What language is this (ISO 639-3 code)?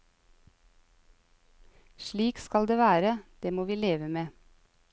nor